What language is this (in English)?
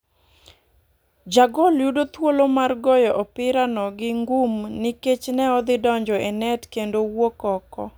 Luo (Kenya and Tanzania)